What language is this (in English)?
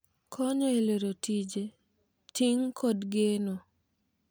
Luo (Kenya and Tanzania)